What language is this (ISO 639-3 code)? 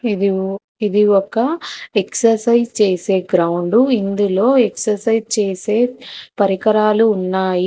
tel